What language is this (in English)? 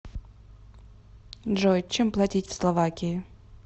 Russian